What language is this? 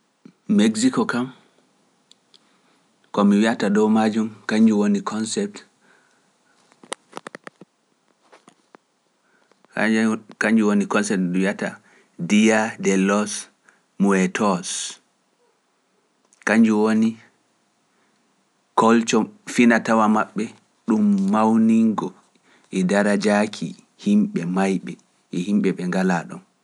Pular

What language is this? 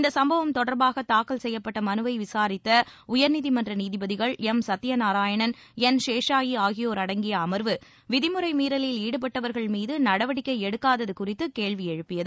Tamil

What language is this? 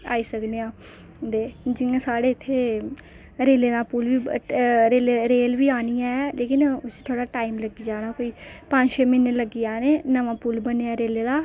Dogri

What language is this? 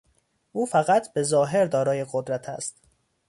Persian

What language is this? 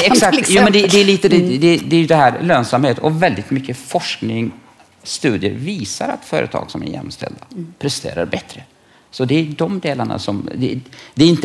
Swedish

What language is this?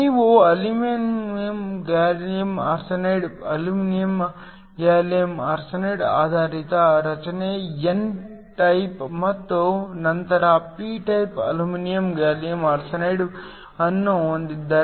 Kannada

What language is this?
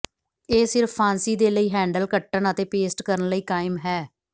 Punjabi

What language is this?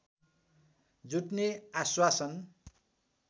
Nepali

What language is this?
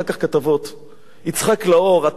Hebrew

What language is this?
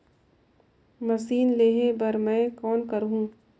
Chhattisgarhi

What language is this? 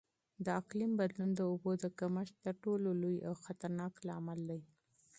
Pashto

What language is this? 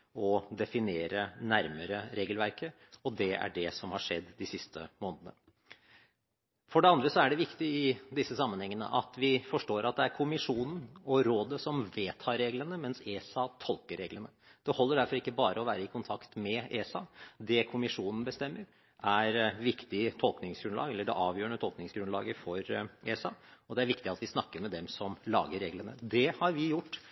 Norwegian Bokmål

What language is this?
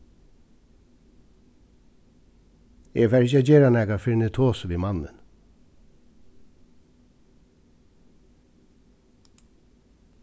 Faroese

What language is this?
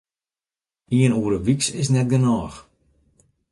Western Frisian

